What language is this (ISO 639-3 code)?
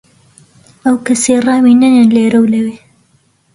ckb